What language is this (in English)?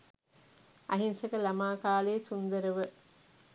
Sinhala